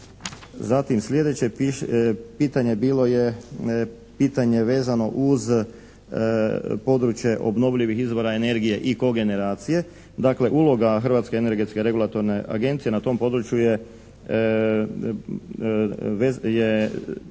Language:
Croatian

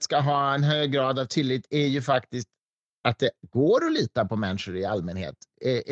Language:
Swedish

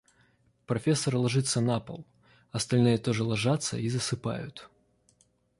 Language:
Russian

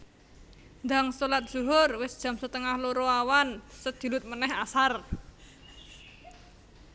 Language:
Javanese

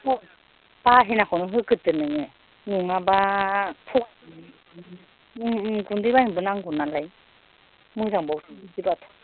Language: Bodo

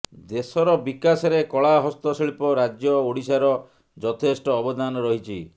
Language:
Odia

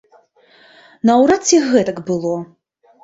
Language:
Belarusian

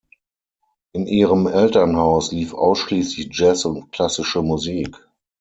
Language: German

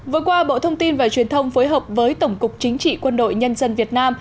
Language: Vietnamese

